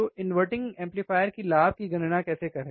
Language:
Hindi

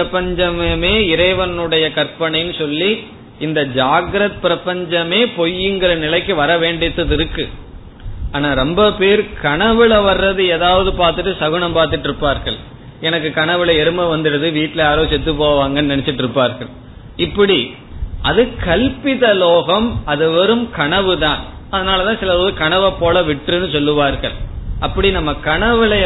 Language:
Tamil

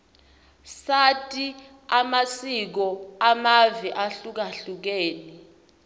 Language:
Swati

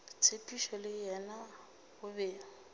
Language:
Northern Sotho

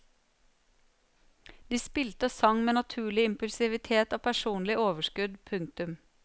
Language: Norwegian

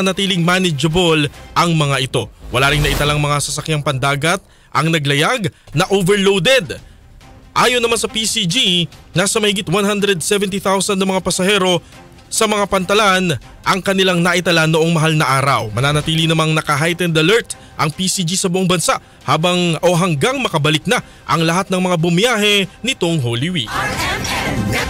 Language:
Filipino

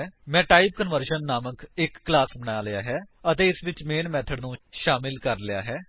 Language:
Punjabi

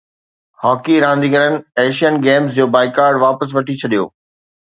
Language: Sindhi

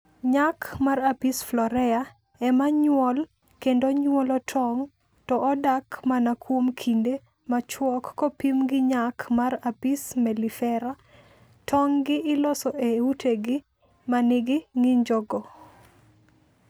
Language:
Luo (Kenya and Tanzania)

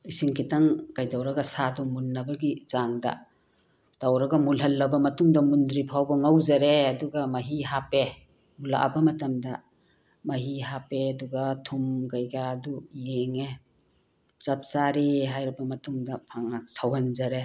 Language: Manipuri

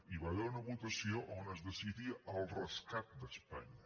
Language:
Catalan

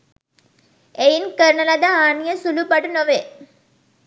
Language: Sinhala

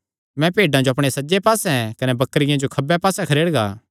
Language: Kangri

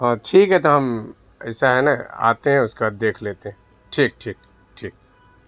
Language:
Urdu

